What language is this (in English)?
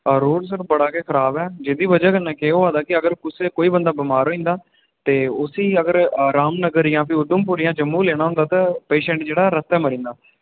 Dogri